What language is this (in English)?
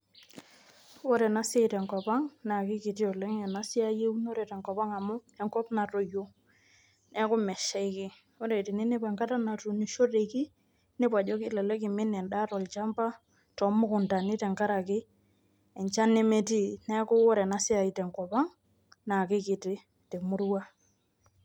Masai